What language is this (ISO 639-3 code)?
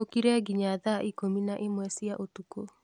kik